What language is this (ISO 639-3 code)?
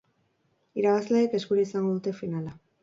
eus